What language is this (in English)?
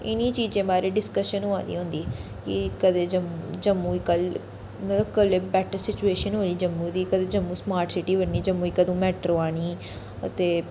Dogri